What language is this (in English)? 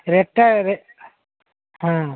Odia